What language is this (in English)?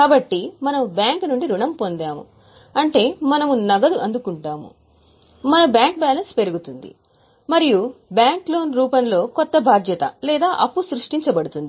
Telugu